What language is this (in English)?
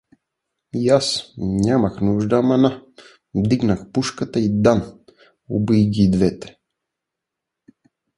Bulgarian